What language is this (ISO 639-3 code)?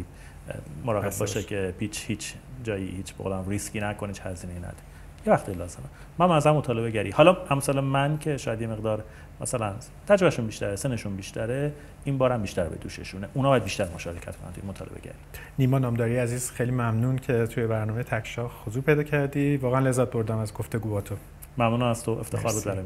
fas